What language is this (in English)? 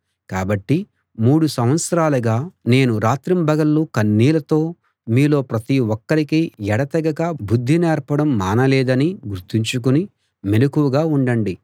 Telugu